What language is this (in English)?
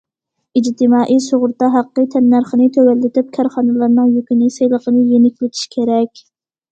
Uyghur